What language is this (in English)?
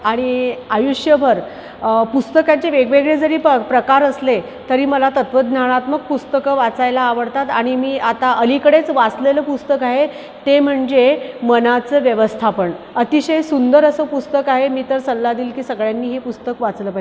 Marathi